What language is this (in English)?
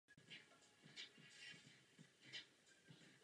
Czech